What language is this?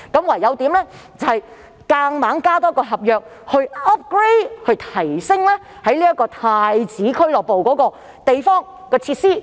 Cantonese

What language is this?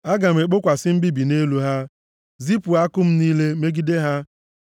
Igbo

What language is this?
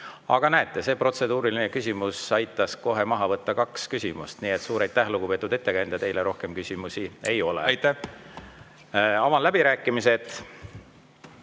Estonian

